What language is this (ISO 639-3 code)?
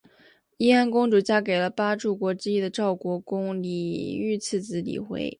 zho